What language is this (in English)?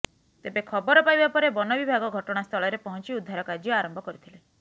Odia